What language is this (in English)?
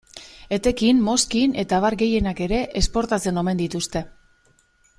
Basque